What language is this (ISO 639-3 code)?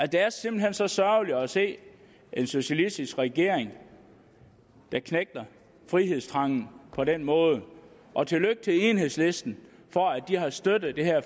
dan